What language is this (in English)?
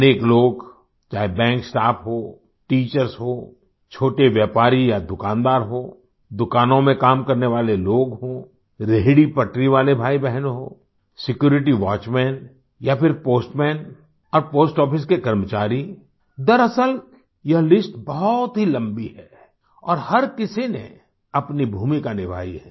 Hindi